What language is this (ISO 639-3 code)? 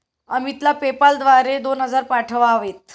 mar